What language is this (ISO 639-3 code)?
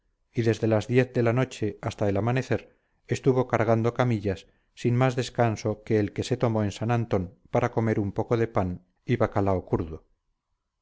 spa